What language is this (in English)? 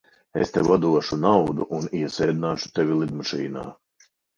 Latvian